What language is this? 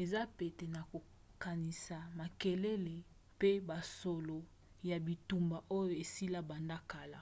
Lingala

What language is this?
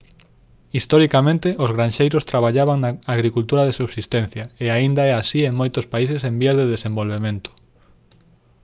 Galician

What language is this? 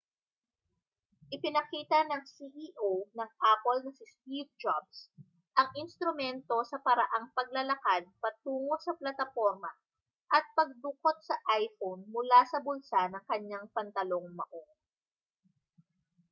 Filipino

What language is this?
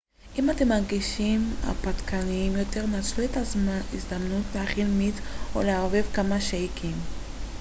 Hebrew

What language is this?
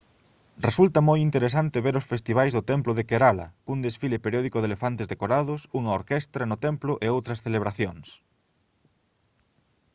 Galician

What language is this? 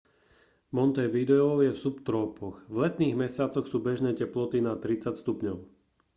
Slovak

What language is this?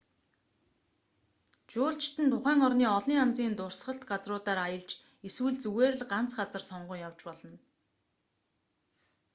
Mongolian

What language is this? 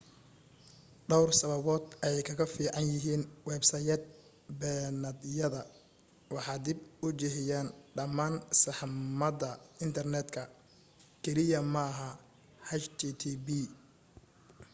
Somali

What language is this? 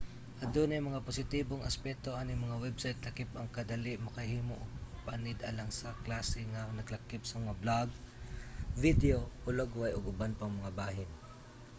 Cebuano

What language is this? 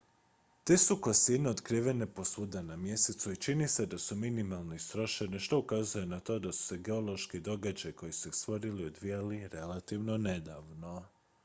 Croatian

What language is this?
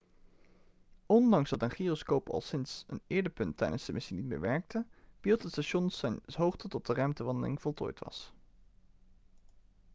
Dutch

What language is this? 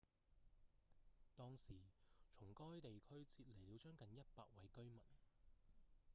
Cantonese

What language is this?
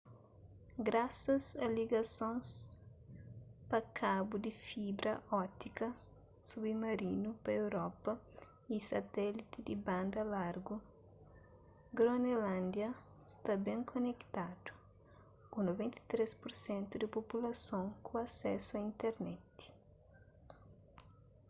Kabuverdianu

